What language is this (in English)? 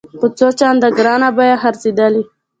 Pashto